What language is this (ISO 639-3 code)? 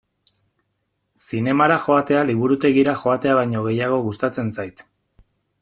eus